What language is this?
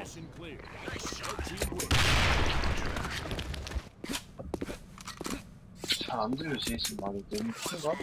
Korean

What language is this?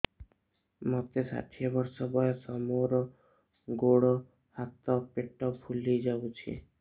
Odia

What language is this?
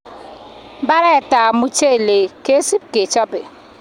Kalenjin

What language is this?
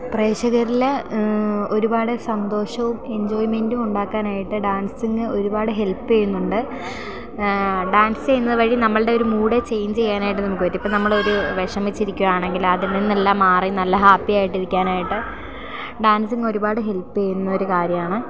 Malayalam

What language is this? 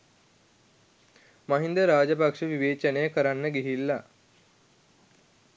Sinhala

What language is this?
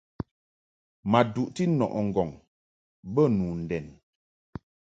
Mungaka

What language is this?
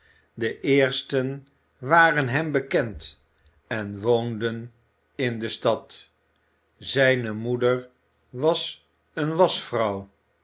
Dutch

